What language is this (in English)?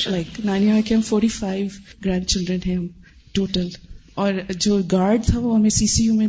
Urdu